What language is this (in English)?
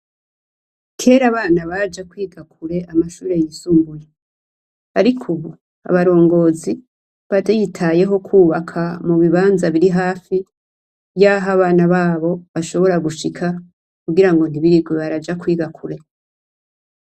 Rundi